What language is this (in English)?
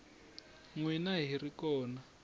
Tsonga